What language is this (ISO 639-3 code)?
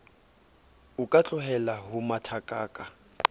sot